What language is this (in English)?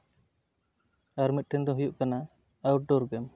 Santali